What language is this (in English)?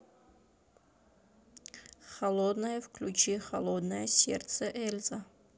Russian